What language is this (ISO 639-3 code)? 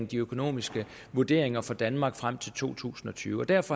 dan